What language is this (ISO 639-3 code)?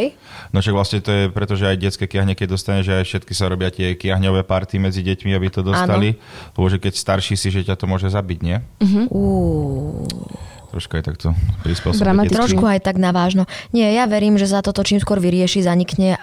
slk